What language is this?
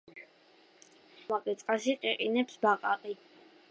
Georgian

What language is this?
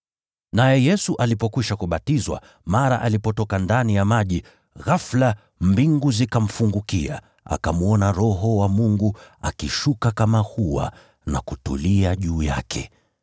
Swahili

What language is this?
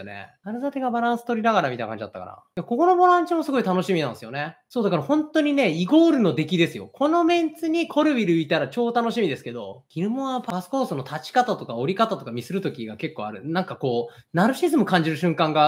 Japanese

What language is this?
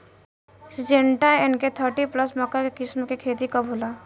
Bhojpuri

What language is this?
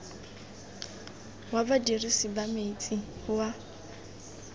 Tswana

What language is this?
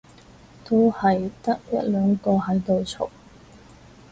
Cantonese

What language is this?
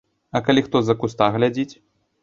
Belarusian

